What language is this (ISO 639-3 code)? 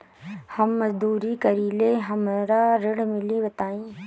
bho